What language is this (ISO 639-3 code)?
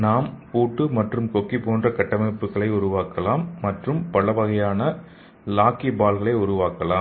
tam